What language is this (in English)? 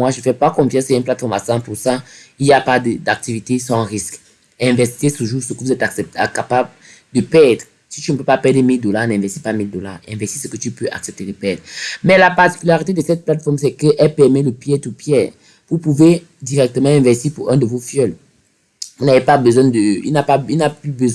French